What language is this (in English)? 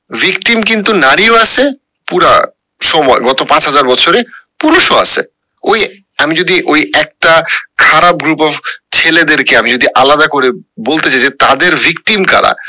Bangla